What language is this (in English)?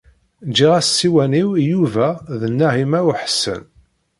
Kabyle